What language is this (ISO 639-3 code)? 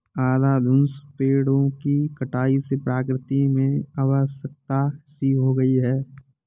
hin